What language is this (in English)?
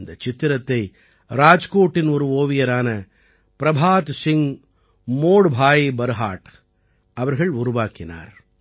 Tamil